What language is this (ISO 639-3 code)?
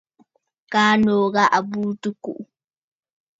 bfd